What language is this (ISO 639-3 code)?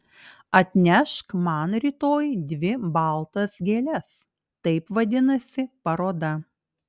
lit